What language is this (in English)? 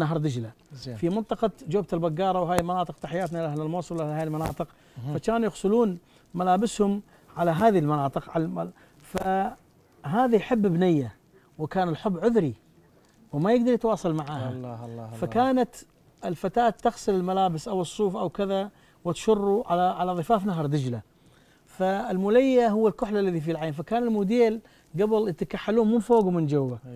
Arabic